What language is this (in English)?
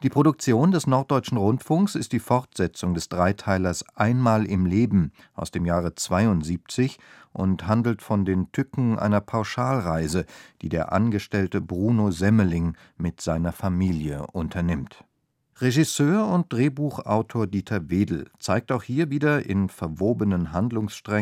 German